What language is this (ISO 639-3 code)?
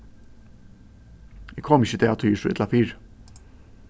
fao